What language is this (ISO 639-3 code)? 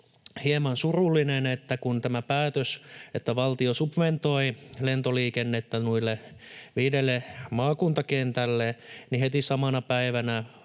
fin